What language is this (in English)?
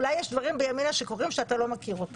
Hebrew